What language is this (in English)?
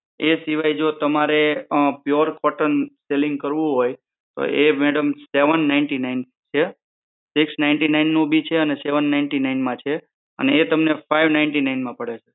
Gujarati